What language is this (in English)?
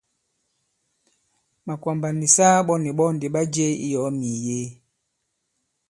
Bankon